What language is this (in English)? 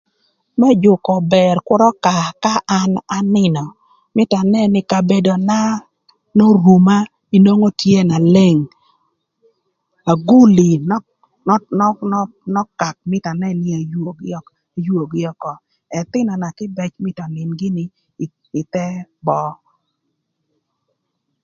Thur